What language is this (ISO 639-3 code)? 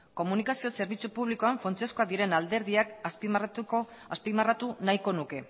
eus